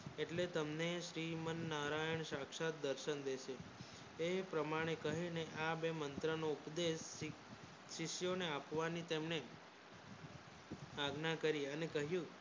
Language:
Gujarati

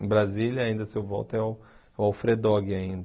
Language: Portuguese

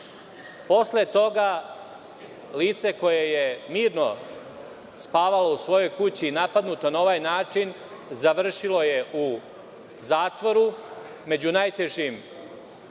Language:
Serbian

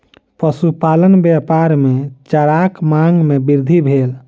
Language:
Maithili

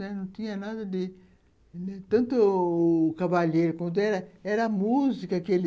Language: Portuguese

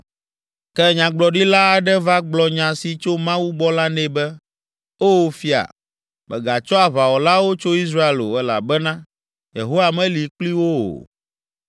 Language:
Ewe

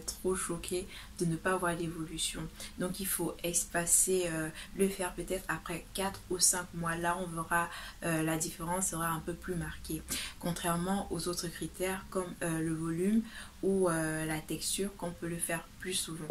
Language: French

